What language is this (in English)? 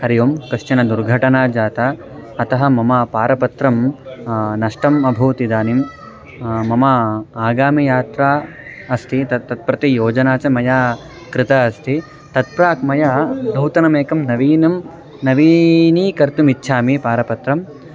Sanskrit